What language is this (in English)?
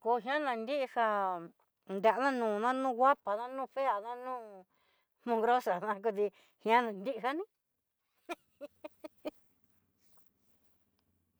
Southeastern Nochixtlán Mixtec